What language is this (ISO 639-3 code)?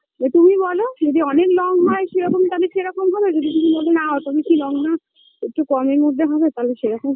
ben